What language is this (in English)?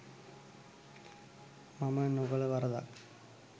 Sinhala